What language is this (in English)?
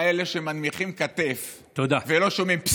Hebrew